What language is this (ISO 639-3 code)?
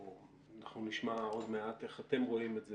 heb